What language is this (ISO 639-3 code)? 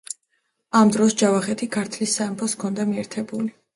kat